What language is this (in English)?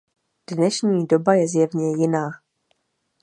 Czech